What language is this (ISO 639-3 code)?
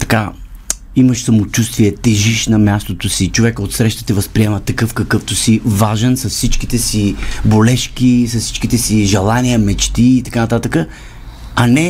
bul